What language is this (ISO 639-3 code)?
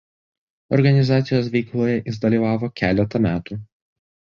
lit